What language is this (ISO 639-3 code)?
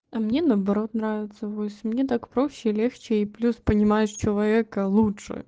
rus